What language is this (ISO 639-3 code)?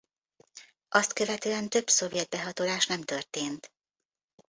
hun